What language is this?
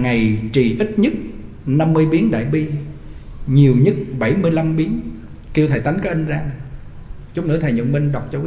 Vietnamese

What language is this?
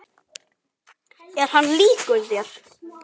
Icelandic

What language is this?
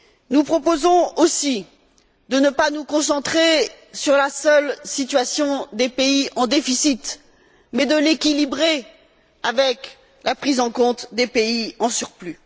French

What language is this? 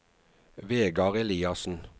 Norwegian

